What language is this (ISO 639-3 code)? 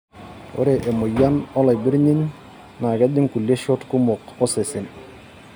mas